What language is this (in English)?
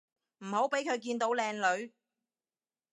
Cantonese